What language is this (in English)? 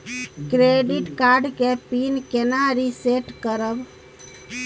Maithili